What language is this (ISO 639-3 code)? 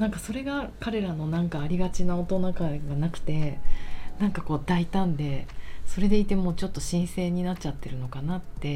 jpn